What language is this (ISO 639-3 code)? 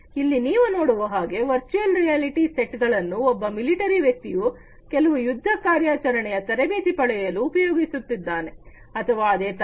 kan